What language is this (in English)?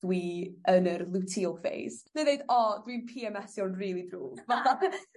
Welsh